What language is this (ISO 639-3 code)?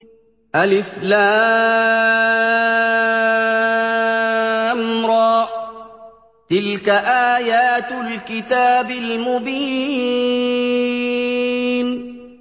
ara